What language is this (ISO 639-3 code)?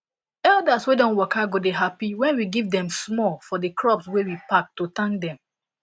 pcm